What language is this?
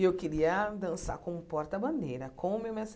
Portuguese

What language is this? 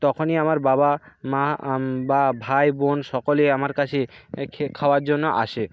Bangla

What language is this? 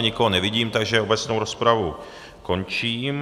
Czech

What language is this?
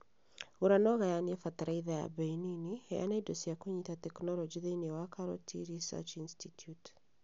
Kikuyu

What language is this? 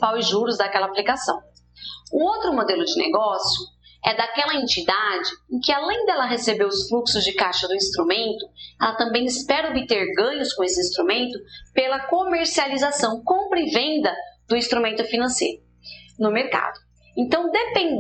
Portuguese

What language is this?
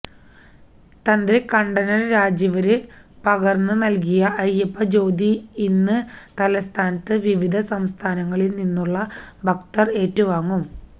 Malayalam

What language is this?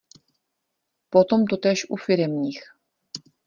Czech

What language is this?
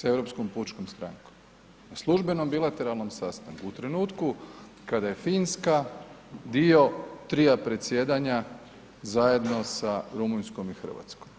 Croatian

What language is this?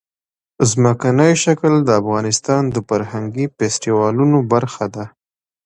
Pashto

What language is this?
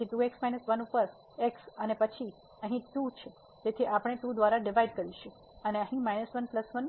Gujarati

